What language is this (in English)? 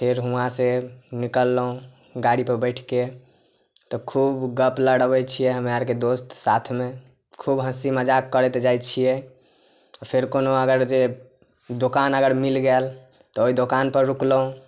Maithili